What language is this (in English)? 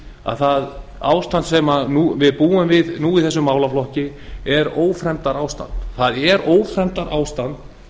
Icelandic